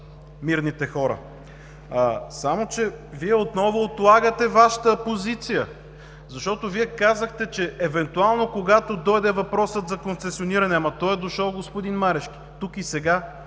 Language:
Bulgarian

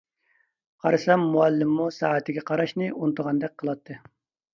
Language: Uyghur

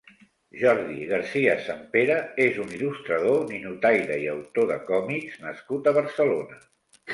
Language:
Catalan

